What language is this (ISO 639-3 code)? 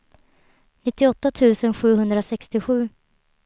swe